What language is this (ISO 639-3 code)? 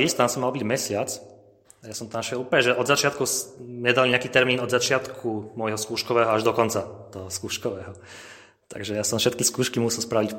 slk